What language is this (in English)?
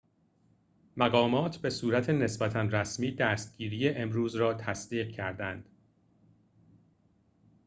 Persian